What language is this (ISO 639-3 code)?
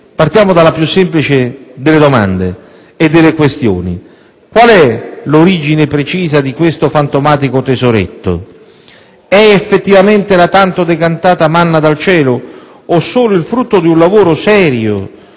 ita